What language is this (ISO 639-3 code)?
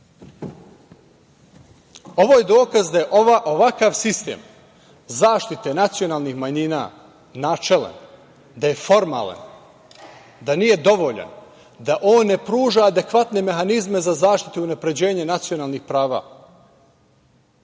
srp